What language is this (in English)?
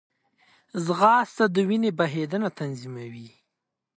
Pashto